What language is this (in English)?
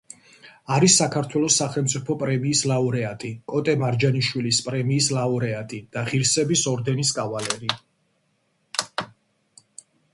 Georgian